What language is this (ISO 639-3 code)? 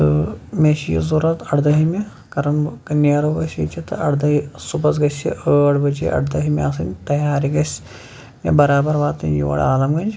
kas